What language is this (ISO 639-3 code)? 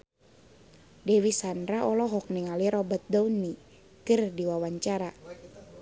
sun